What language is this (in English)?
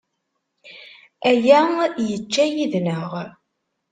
Kabyle